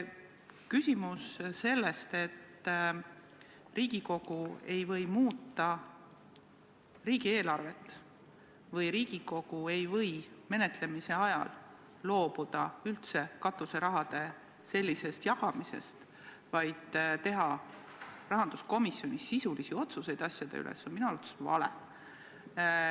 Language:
Estonian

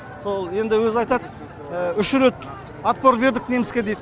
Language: Kazakh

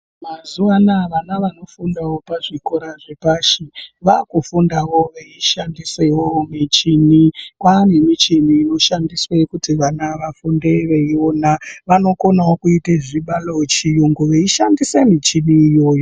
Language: Ndau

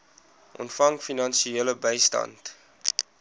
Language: Afrikaans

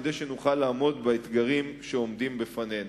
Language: Hebrew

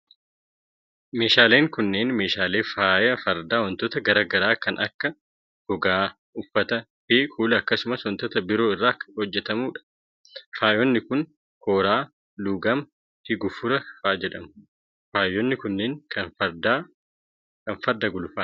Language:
Oromo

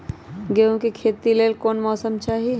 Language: Magahi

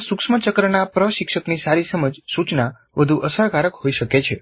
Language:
Gujarati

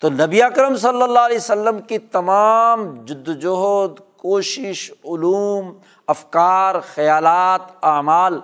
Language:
Urdu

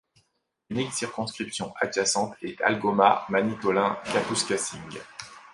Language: French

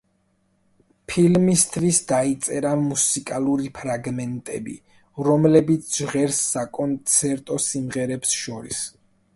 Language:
Georgian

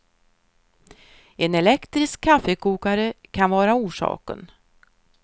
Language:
Swedish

